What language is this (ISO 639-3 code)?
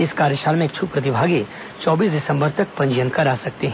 hin